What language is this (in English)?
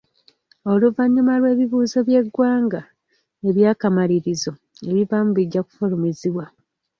Ganda